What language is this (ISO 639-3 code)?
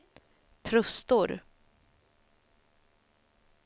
swe